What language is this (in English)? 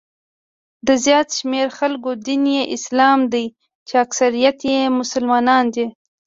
Pashto